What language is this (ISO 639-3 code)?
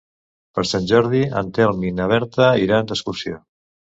cat